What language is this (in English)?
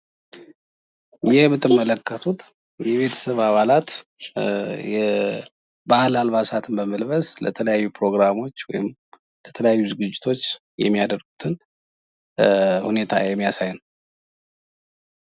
Amharic